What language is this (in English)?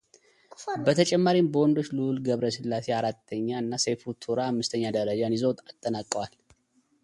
Amharic